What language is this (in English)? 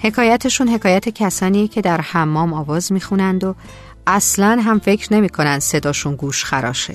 Persian